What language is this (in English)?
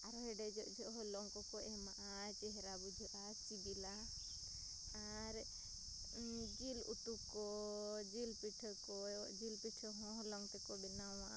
Santali